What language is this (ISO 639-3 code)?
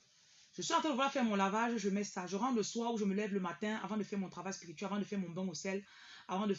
fra